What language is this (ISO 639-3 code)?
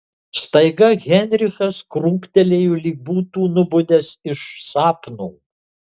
lit